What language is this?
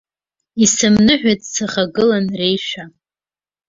Abkhazian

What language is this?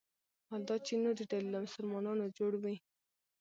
Pashto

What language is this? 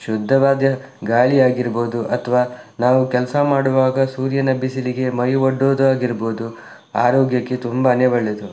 Kannada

